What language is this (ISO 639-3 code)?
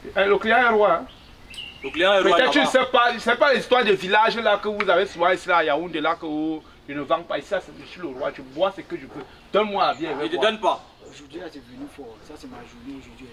fra